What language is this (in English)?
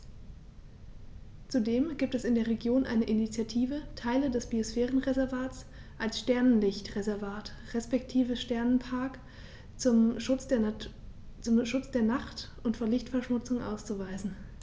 German